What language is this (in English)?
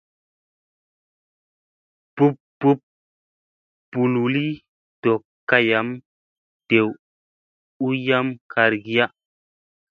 Musey